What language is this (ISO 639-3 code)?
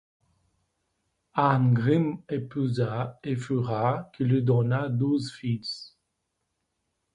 fra